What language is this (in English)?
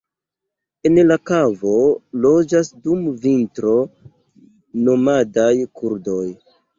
Esperanto